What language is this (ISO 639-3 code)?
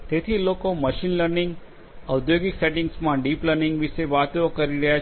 guj